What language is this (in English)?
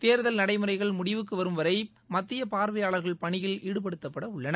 Tamil